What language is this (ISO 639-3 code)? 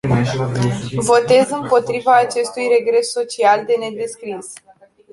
ron